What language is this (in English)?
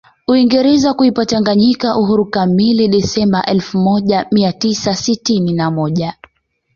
Swahili